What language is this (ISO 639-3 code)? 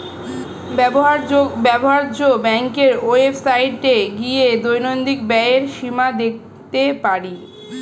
ben